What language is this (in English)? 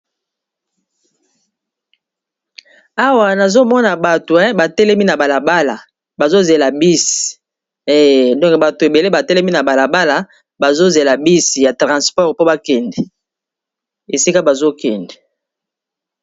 Lingala